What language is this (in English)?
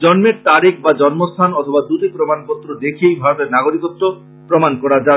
Bangla